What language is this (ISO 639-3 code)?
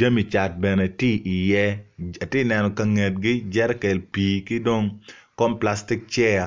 ach